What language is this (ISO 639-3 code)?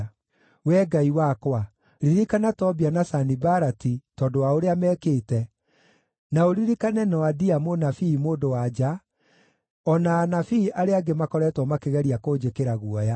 kik